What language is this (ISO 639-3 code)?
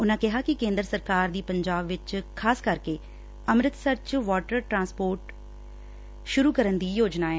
pan